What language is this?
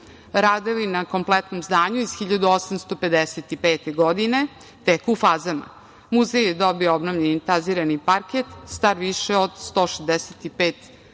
Serbian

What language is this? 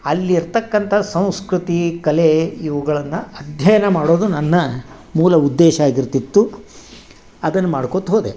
Kannada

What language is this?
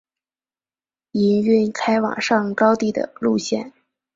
Chinese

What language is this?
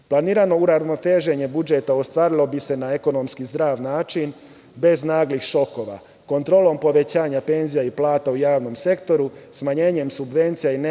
Serbian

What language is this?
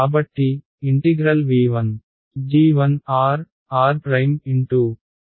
Telugu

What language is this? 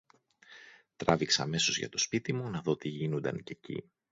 Greek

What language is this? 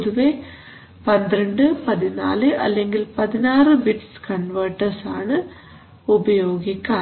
Malayalam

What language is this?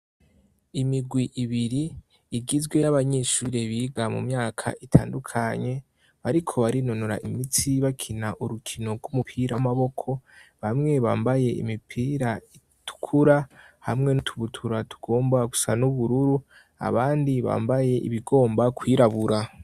Rundi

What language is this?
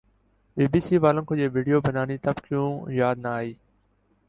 Urdu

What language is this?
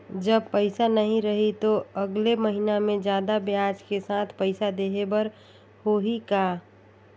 Chhattisgarhi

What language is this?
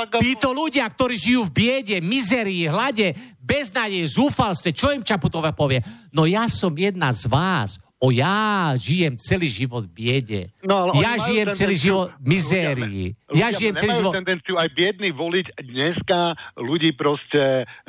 Slovak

